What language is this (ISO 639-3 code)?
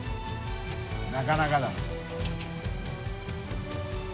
jpn